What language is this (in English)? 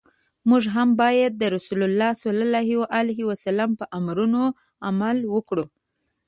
Pashto